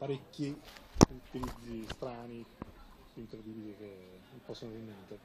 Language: Italian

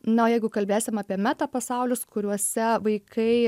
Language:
Lithuanian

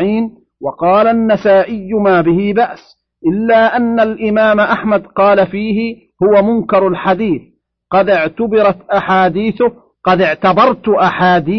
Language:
Arabic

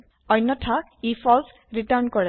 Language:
Assamese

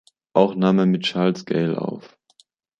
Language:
German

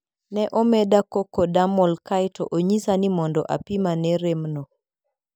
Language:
Luo (Kenya and Tanzania)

